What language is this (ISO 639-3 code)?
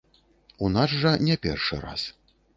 bel